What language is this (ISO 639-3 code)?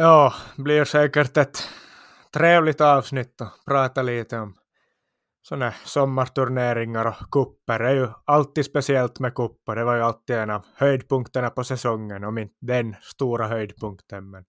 swe